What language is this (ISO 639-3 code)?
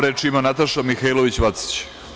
srp